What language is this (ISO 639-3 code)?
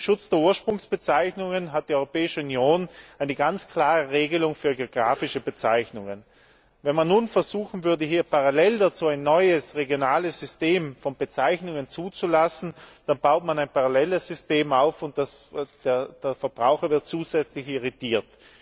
deu